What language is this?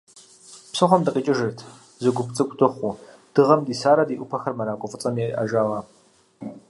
Kabardian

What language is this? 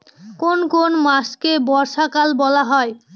Bangla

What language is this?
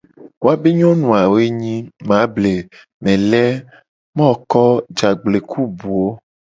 Gen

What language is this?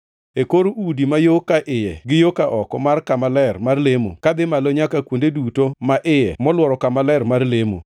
Luo (Kenya and Tanzania)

